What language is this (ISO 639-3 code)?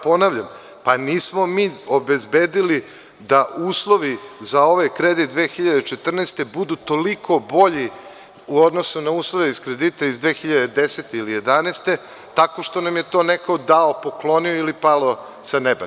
srp